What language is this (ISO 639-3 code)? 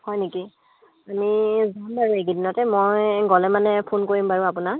asm